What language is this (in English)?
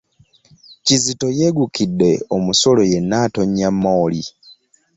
Ganda